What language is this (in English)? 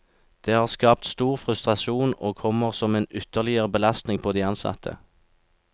Norwegian